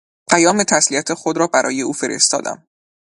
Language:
Persian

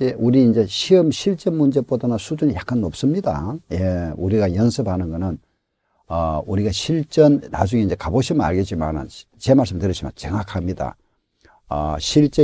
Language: Korean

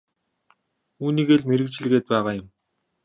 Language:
Mongolian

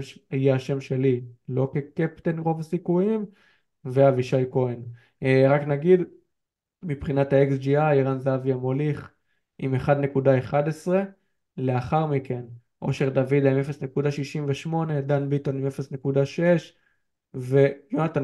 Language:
Hebrew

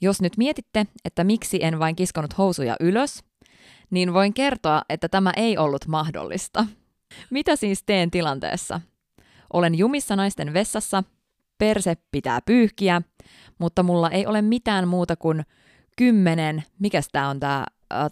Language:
Finnish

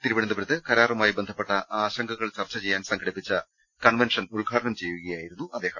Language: Malayalam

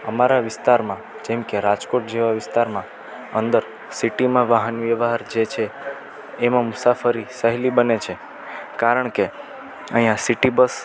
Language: Gujarati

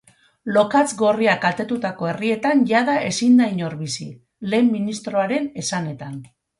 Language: Basque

